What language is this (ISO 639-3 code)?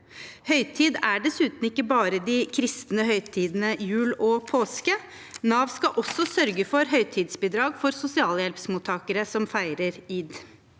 nor